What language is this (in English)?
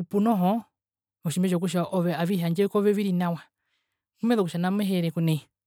Herero